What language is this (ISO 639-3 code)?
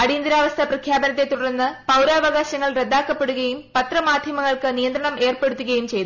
mal